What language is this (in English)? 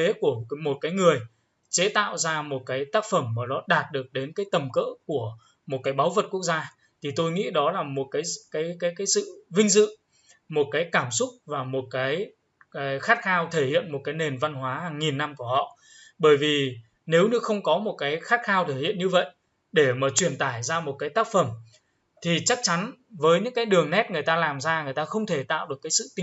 Vietnamese